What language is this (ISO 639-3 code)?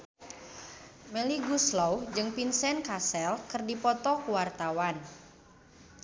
sun